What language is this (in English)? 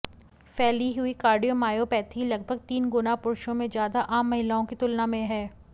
Hindi